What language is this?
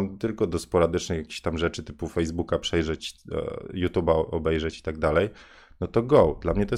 Polish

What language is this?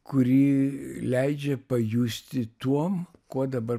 Lithuanian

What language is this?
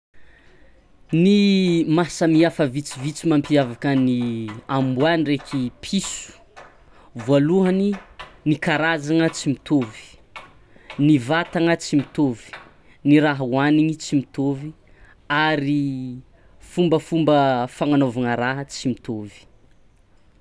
Tsimihety Malagasy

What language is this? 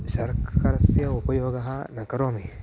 Sanskrit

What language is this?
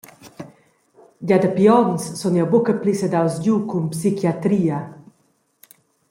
Romansh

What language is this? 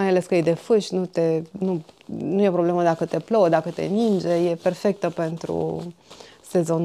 Romanian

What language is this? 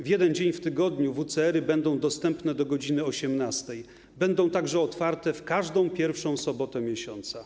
Polish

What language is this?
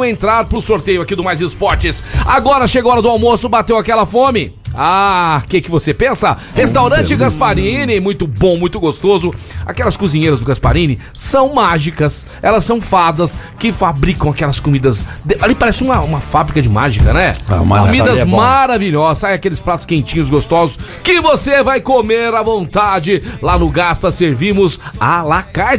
Portuguese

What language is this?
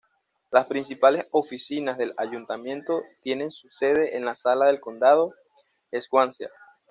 Spanish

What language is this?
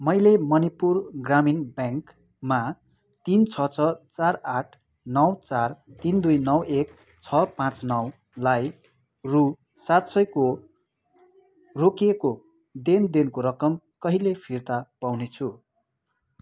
Nepali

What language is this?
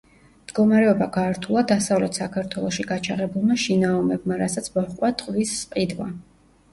Georgian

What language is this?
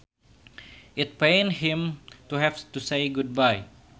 Sundanese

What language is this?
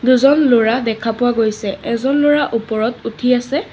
Assamese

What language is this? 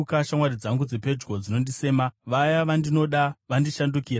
Shona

